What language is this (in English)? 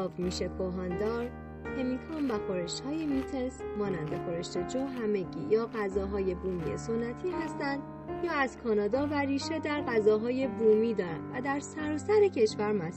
Persian